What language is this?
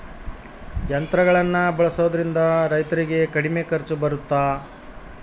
Kannada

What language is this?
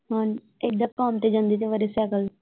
Punjabi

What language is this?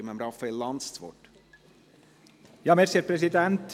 Swiss German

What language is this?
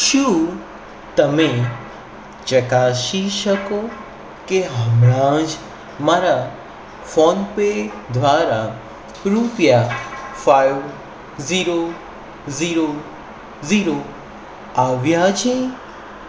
Gujarati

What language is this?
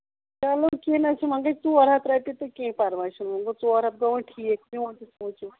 Kashmiri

